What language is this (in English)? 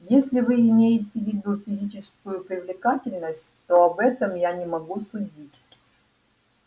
Russian